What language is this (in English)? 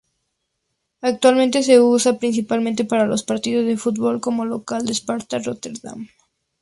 Spanish